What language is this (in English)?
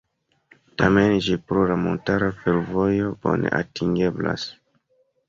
Esperanto